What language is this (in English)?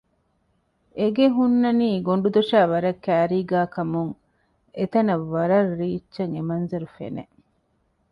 Divehi